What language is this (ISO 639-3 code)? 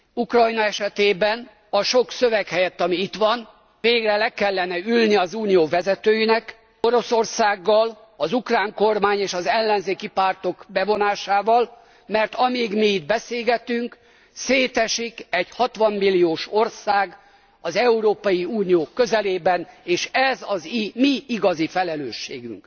hun